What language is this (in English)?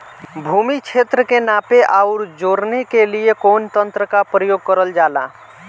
Bhojpuri